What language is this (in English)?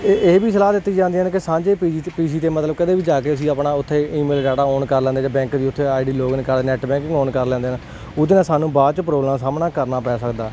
Punjabi